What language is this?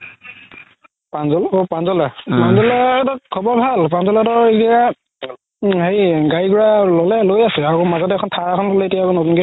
Assamese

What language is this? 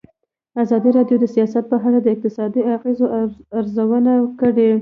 Pashto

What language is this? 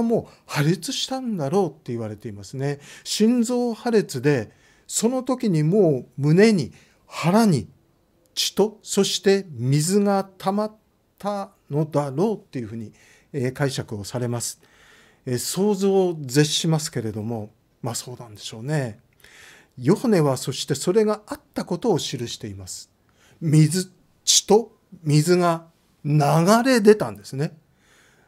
Japanese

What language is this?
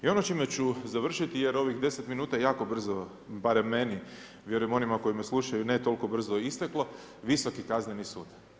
Croatian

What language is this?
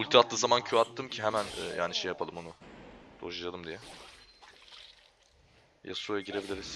Turkish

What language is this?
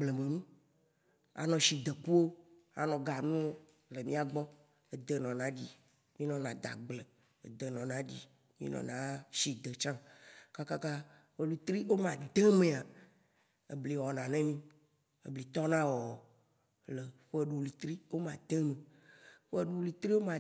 Waci Gbe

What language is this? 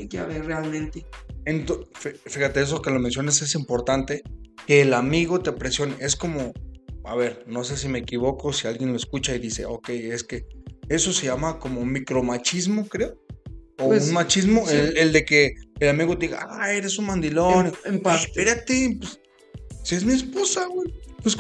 Spanish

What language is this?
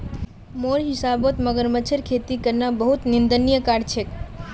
Magahi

